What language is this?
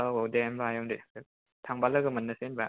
Bodo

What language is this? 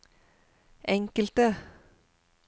Norwegian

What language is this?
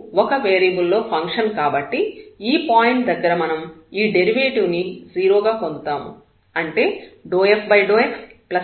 Telugu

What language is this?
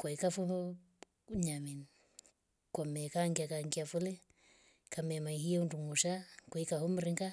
Rombo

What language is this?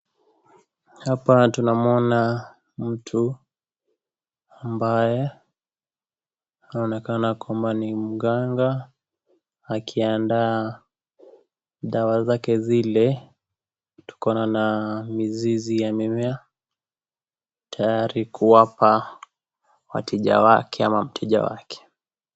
Swahili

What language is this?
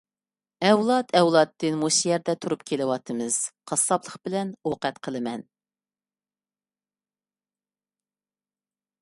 Uyghur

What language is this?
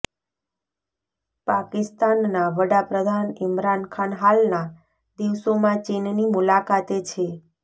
Gujarati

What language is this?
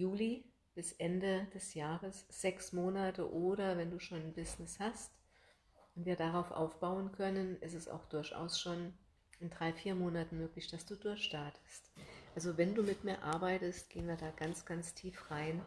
German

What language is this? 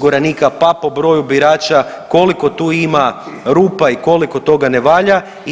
Croatian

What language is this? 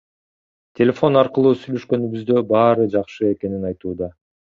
Kyrgyz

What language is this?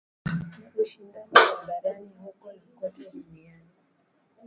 Swahili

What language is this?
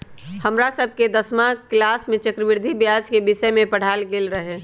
Magahi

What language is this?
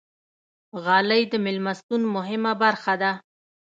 Pashto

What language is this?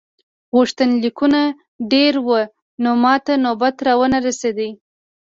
Pashto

